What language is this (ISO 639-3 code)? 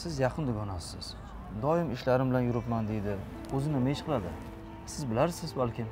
tur